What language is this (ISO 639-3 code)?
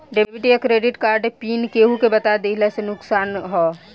bho